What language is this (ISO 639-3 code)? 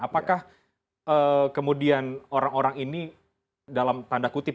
ind